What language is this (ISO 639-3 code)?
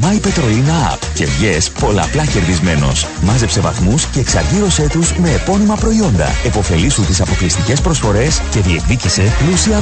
ell